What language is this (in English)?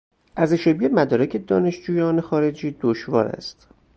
Persian